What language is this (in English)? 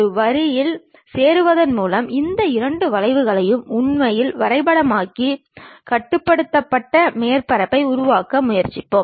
Tamil